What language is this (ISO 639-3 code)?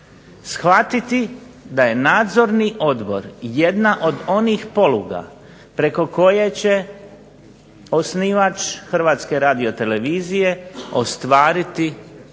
hrv